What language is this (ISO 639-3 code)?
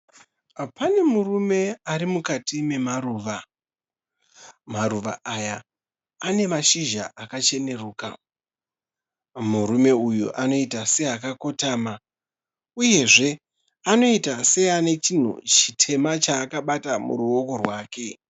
sna